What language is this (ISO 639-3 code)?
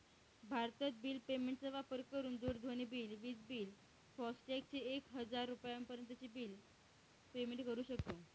mar